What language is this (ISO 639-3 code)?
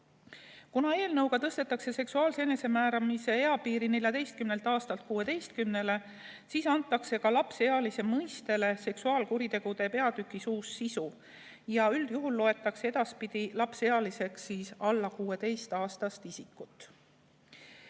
est